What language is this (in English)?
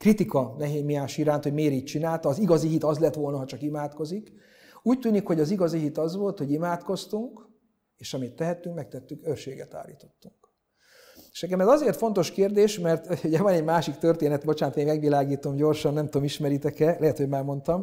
Hungarian